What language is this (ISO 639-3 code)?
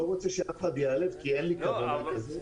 heb